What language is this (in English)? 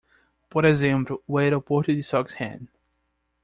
Portuguese